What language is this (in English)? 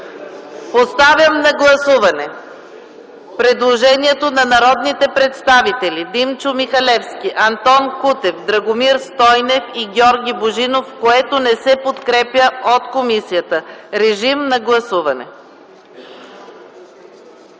Bulgarian